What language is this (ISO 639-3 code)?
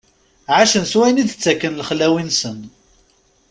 kab